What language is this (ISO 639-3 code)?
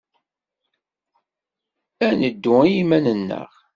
kab